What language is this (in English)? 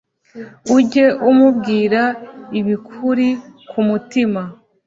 Kinyarwanda